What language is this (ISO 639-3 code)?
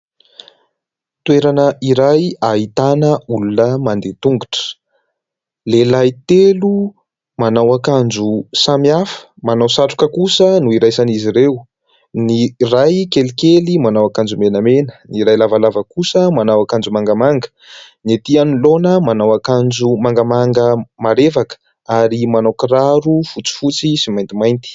mlg